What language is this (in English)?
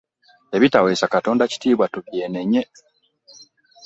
Ganda